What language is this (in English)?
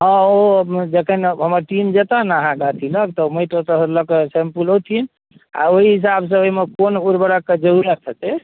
Maithili